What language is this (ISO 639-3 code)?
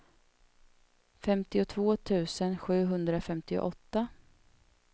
swe